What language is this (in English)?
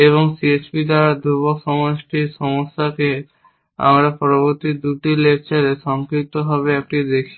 Bangla